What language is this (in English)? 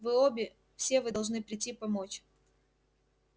Russian